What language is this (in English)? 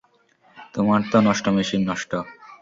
Bangla